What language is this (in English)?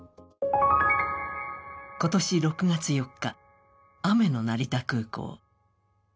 Japanese